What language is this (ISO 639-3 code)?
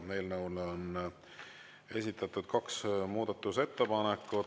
est